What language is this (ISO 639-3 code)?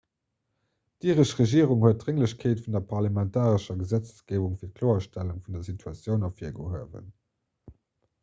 ltz